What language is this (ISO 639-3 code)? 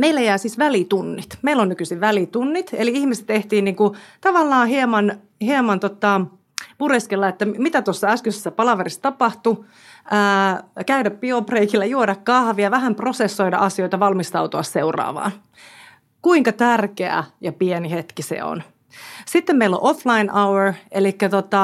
fin